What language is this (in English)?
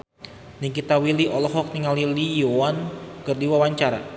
Sundanese